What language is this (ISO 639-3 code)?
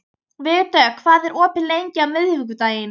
isl